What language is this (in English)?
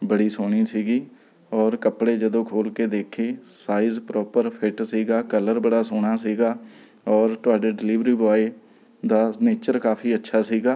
Punjabi